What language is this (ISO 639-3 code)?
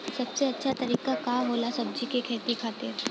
bho